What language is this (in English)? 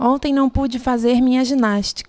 Portuguese